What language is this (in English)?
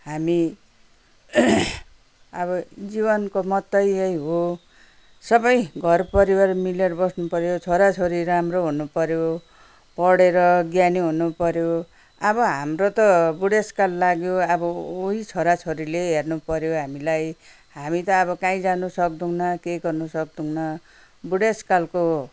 Nepali